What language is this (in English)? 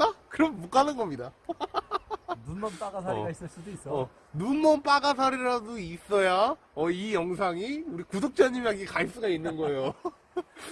Korean